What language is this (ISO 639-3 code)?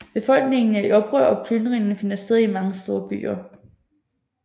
dan